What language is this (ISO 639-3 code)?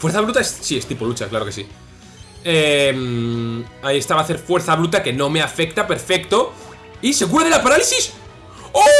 spa